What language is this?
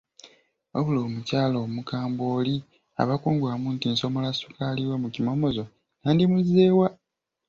Ganda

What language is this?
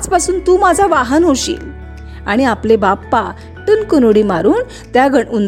Marathi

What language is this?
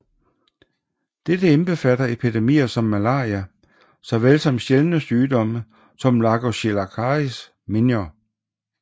Danish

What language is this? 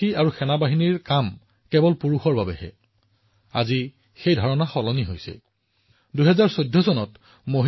Assamese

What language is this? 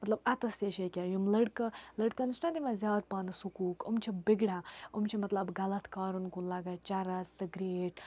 Kashmiri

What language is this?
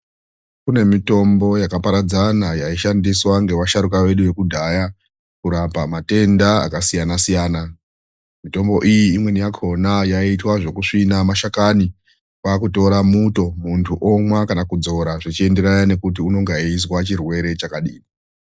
Ndau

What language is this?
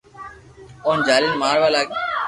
Loarki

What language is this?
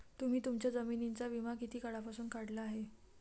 Marathi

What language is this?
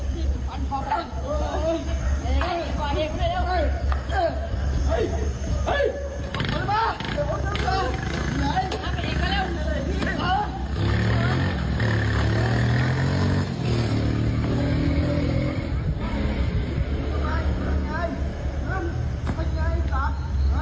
Thai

